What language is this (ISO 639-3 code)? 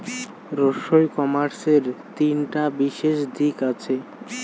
ben